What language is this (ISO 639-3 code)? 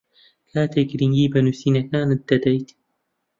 ckb